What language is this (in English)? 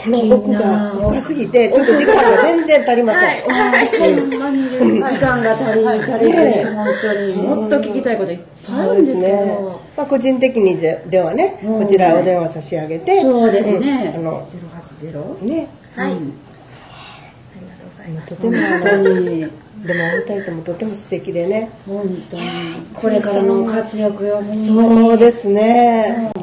Japanese